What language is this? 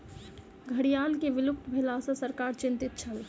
Maithili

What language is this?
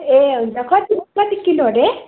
Nepali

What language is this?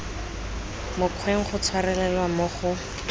Tswana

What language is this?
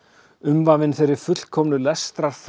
Icelandic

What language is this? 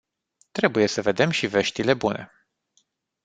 Romanian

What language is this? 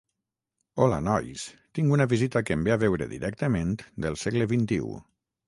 Catalan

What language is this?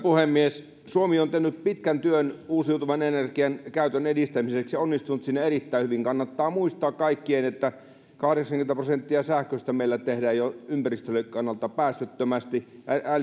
Finnish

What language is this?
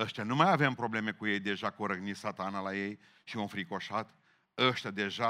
Romanian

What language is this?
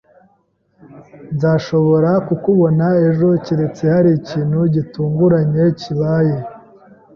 Kinyarwanda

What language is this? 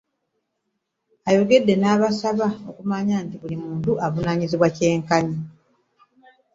Ganda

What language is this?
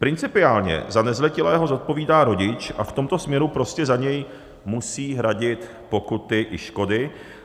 Czech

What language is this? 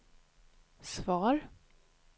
Swedish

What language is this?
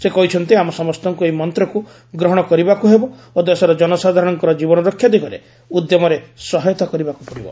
Odia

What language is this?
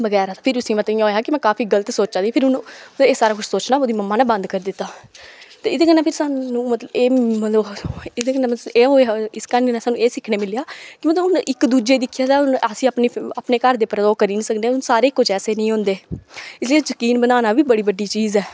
Dogri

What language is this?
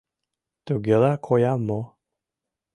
Mari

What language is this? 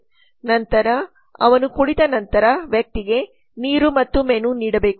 Kannada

